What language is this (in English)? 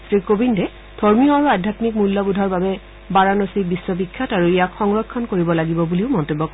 Assamese